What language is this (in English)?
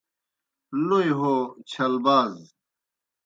Kohistani Shina